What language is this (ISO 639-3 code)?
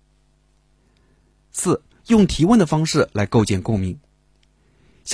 zho